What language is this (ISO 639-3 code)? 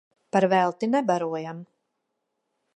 lav